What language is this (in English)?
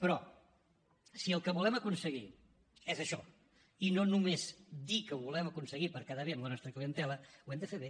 Catalan